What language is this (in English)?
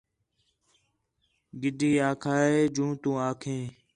Khetrani